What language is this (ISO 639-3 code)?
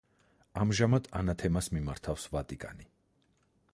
kat